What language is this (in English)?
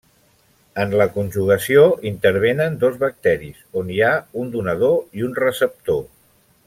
Catalan